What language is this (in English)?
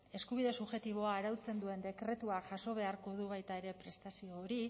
Basque